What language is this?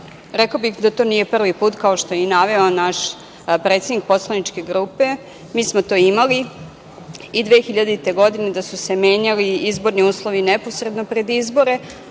Serbian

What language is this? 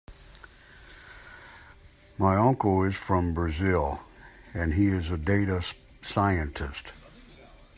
English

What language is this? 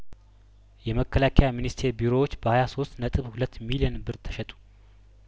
Amharic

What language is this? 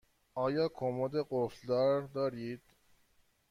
Persian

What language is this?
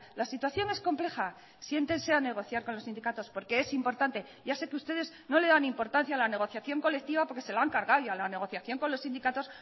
Spanish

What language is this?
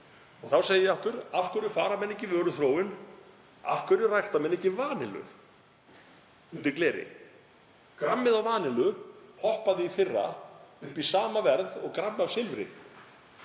Icelandic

